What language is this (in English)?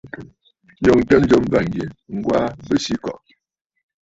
Bafut